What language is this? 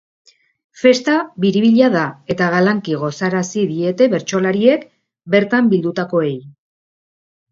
Basque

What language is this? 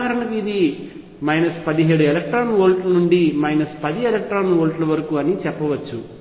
Telugu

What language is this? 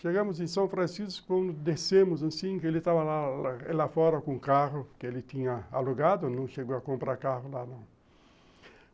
Portuguese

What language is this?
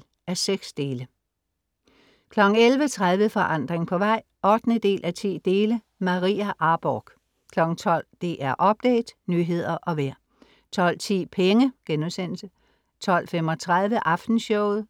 Danish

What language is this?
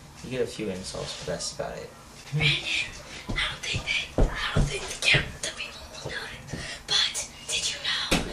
English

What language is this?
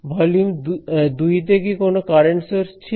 Bangla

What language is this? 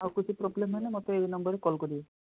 Odia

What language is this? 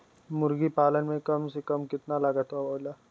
Bhojpuri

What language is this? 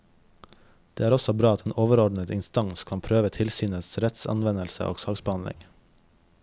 Norwegian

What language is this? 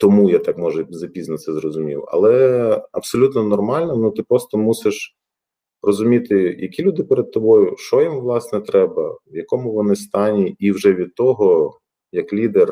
Ukrainian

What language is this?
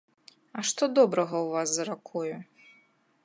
Belarusian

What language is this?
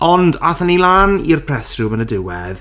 Welsh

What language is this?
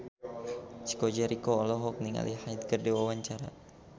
Sundanese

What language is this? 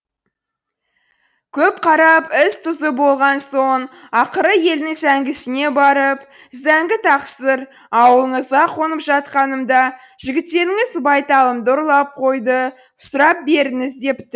Kazakh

